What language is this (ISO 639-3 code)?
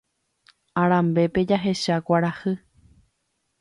grn